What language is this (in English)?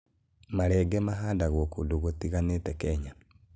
Kikuyu